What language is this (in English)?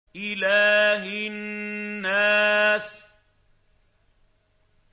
Arabic